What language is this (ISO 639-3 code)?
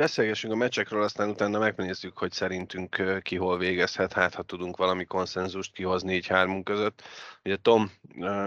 hun